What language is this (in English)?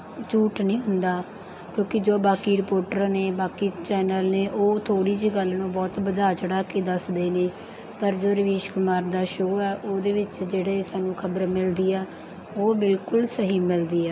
Punjabi